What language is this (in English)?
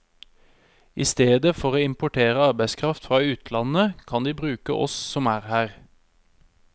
Norwegian